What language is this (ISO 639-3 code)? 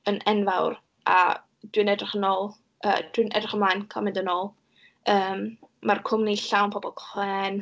cym